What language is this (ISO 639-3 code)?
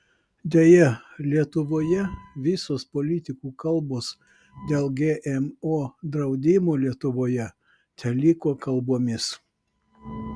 lit